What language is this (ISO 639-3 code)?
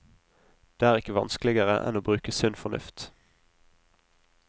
nor